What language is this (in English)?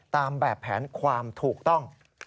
Thai